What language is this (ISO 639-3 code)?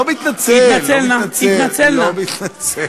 heb